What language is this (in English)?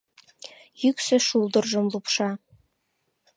Mari